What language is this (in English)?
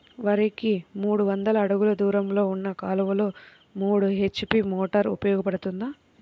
Telugu